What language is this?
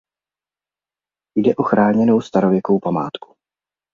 Czech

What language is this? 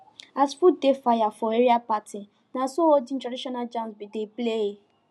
Nigerian Pidgin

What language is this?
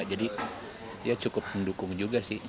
Indonesian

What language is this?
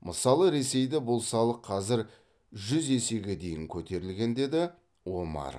Kazakh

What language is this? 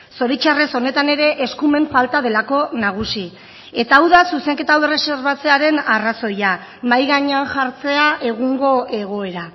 Basque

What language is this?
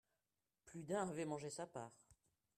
French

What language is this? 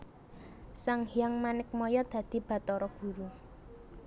Javanese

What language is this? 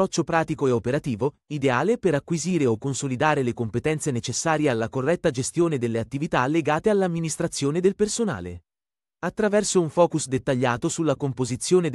Italian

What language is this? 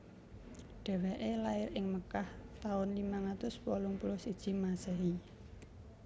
Javanese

